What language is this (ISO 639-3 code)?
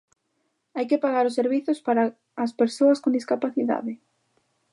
glg